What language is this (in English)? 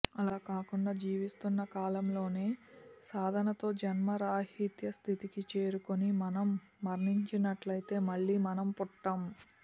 Telugu